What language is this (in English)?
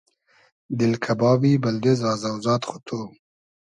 Hazaragi